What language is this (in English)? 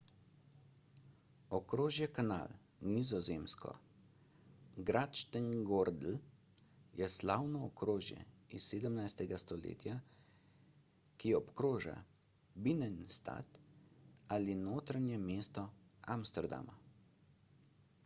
Slovenian